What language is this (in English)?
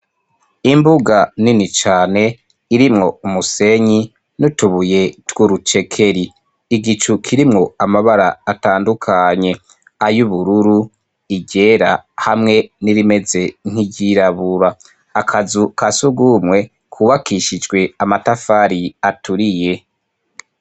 Rundi